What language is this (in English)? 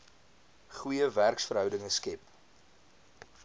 Afrikaans